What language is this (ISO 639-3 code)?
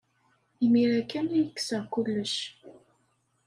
kab